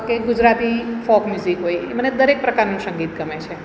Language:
Gujarati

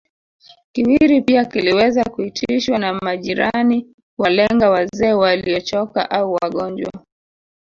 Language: Swahili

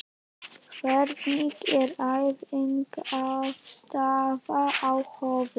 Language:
Icelandic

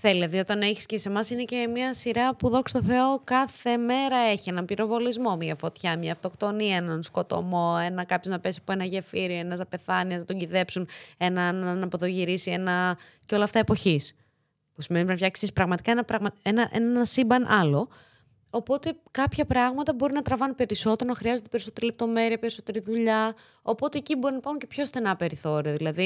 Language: Greek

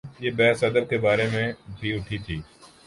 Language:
Urdu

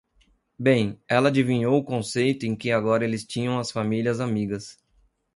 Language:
Portuguese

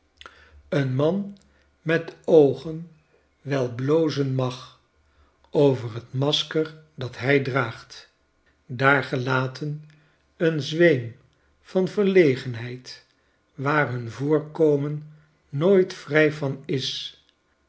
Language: Dutch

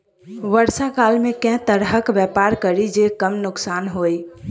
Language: Maithili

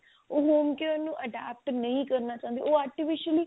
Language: Punjabi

